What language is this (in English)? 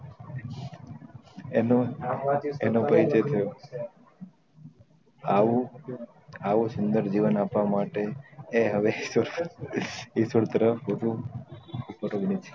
Gujarati